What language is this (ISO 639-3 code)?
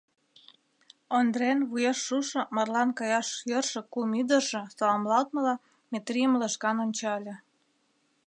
chm